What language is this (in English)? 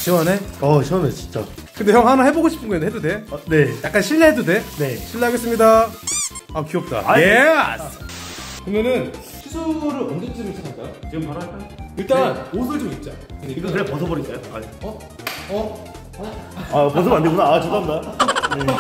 Korean